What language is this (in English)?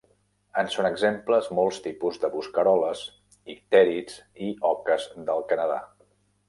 Catalan